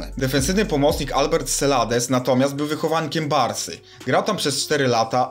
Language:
Polish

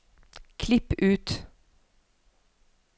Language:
Norwegian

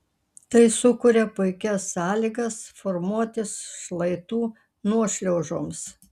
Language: Lithuanian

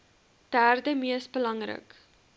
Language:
Afrikaans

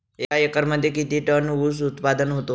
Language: Marathi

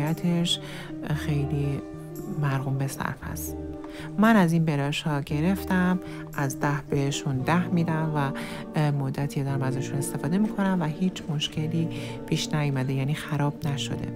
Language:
Persian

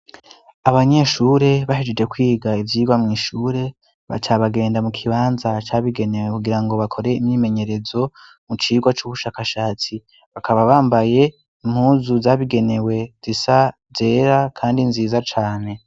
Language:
Rundi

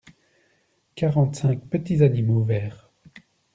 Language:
French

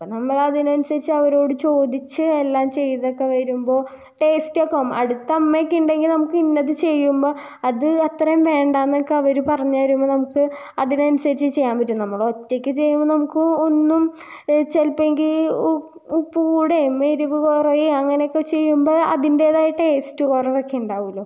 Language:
Malayalam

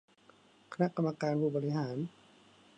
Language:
Thai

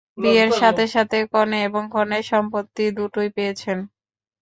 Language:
Bangla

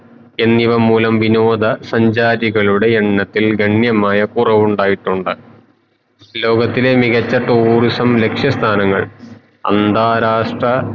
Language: Malayalam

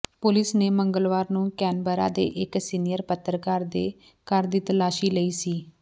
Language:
Punjabi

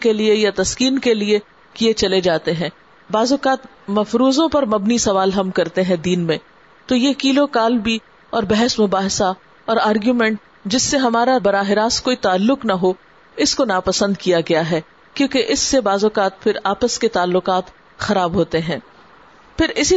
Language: Urdu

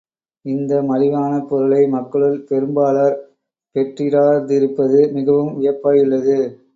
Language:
Tamil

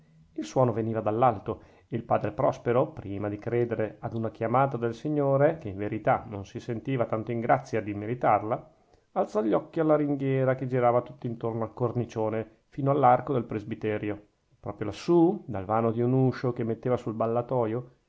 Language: Italian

